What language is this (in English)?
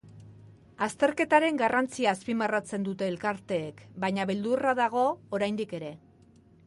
Basque